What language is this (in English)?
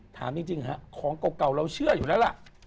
Thai